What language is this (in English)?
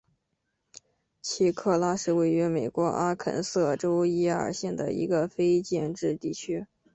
Chinese